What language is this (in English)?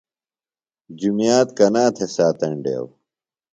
Phalura